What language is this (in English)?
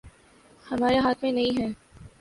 Urdu